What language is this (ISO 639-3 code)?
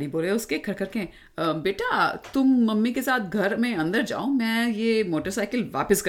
hin